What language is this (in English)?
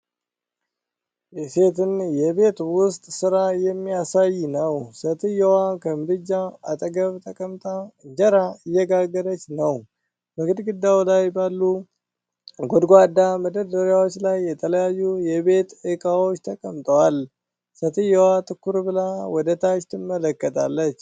Amharic